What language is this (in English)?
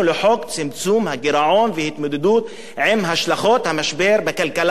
Hebrew